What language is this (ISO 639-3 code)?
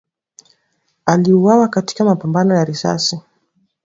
swa